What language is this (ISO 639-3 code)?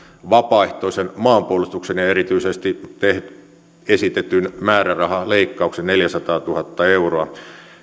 fin